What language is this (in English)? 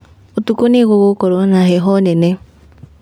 Kikuyu